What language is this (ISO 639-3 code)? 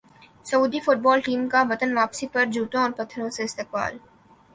urd